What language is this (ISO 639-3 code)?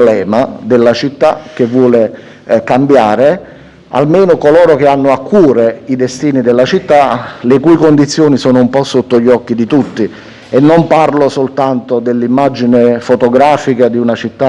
ita